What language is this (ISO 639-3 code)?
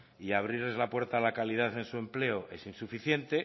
spa